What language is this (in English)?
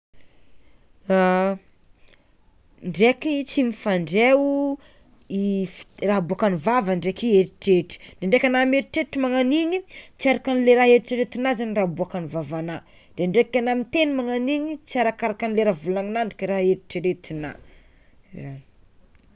Tsimihety Malagasy